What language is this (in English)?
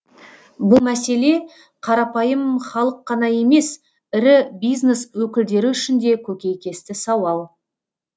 Kazakh